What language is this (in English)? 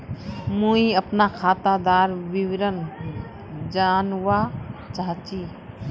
Magahi